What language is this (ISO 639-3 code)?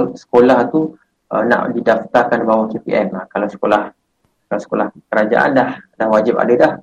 msa